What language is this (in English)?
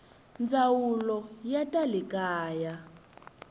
Tsonga